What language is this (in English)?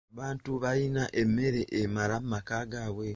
Ganda